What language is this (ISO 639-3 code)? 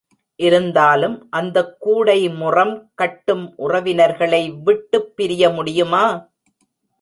tam